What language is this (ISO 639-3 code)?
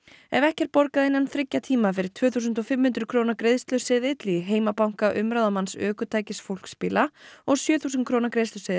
isl